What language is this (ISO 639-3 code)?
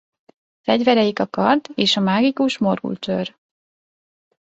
hun